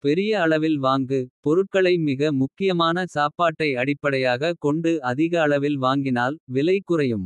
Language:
Kota (India)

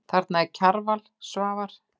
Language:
Icelandic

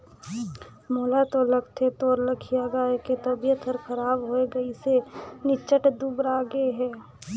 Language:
Chhattisgarhi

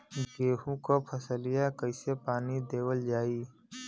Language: Bhojpuri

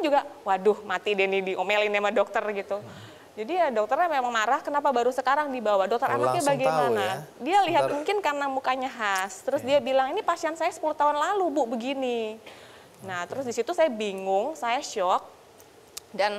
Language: Indonesian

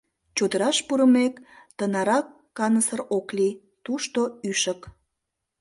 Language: Mari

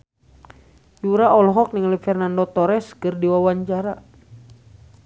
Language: Sundanese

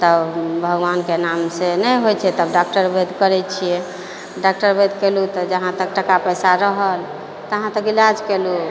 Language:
Maithili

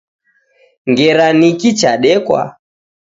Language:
Taita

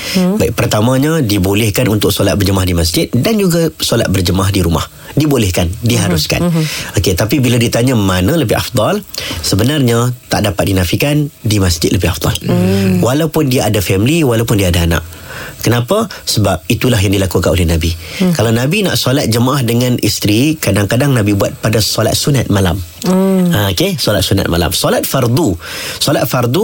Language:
Malay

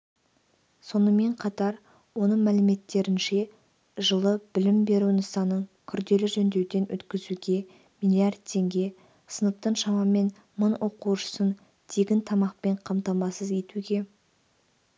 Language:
Kazakh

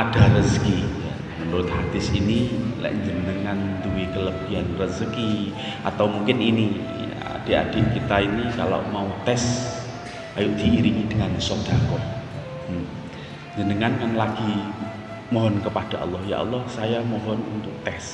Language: Indonesian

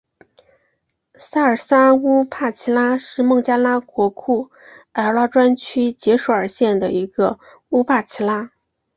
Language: Chinese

